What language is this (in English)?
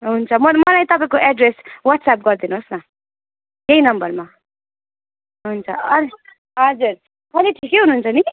Nepali